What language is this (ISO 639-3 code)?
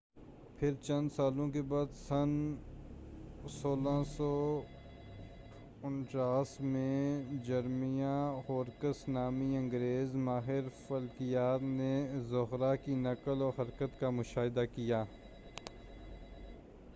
urd